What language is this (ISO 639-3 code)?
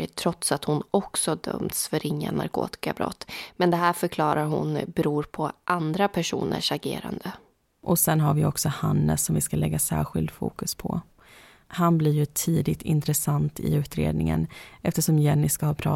swe